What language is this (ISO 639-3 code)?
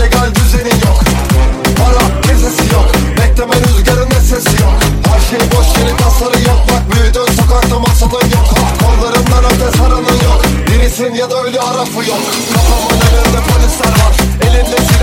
tur